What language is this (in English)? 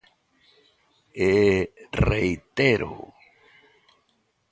Galician